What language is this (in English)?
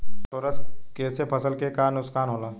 Bhojpuri